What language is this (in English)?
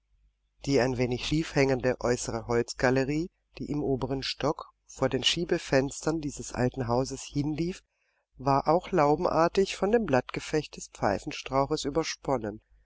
German